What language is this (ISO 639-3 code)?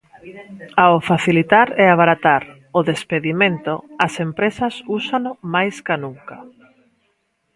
glg